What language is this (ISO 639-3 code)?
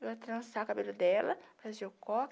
por